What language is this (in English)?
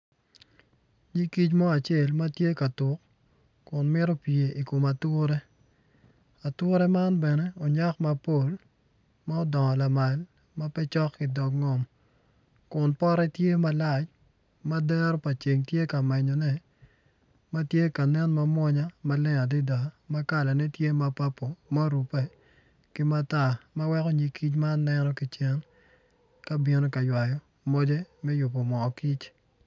Acoli